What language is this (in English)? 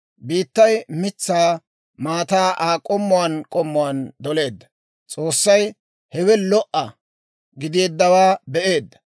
Dawro